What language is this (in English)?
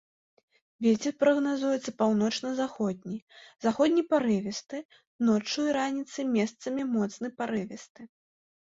Belarusian